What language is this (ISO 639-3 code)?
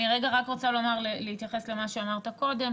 heb